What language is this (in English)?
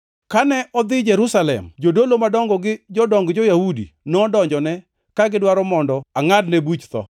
Luo (Kenya and Tanzania)